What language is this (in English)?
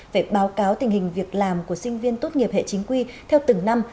Vietnamese